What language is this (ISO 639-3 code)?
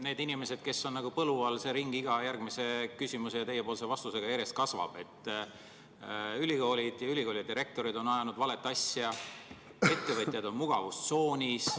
est